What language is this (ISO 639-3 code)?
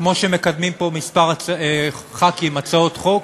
heb